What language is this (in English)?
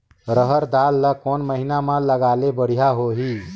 Chhattisgarhi